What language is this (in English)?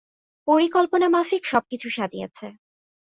Bangla